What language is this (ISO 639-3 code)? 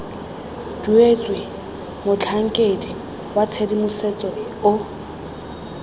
tsn